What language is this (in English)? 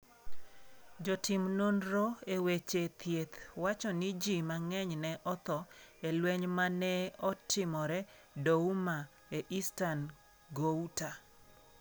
Luo (Kenya and Tanzania)